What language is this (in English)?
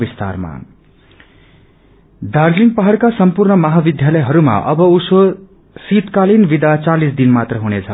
Nepali